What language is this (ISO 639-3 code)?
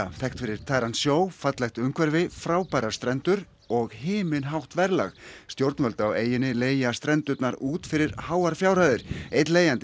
isl